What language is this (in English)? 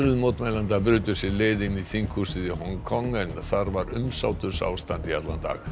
Icelandic